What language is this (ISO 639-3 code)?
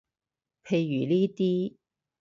yue